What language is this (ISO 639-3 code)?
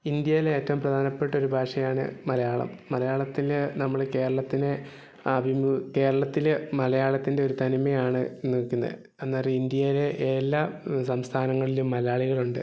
mal